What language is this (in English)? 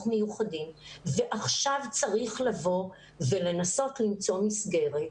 Hebrew